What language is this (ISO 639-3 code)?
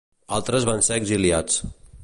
cat